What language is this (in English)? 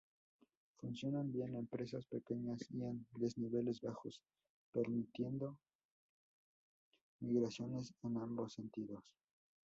Spanish